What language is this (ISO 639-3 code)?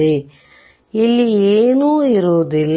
kan